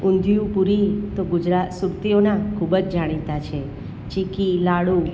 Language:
Gujarati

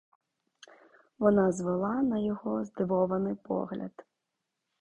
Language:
Ukrainian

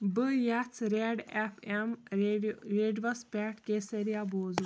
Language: Kashmiri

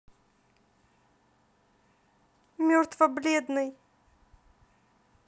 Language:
Russian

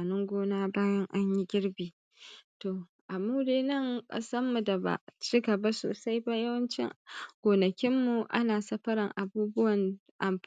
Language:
Hausa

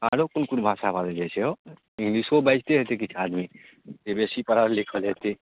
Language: Maithili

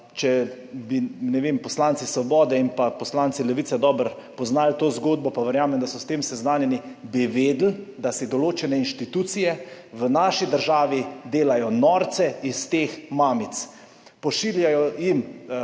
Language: Slovenian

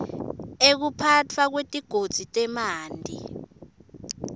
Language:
Swati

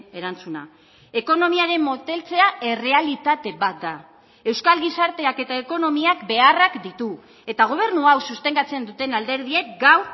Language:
Basque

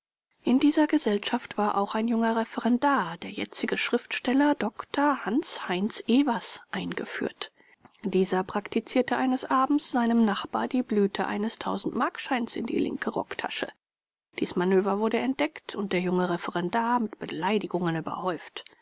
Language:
German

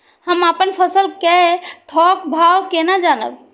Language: Maithili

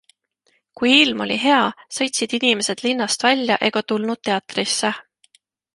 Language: Estonian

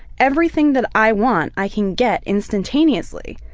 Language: English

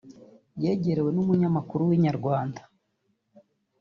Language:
Kinyarwanda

